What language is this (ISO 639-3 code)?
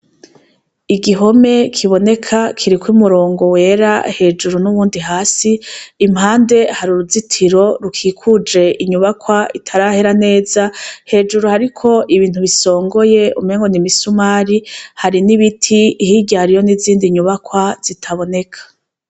run